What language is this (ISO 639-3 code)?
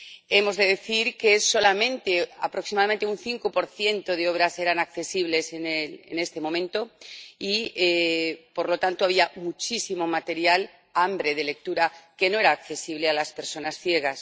spa